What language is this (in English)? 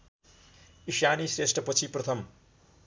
Nepali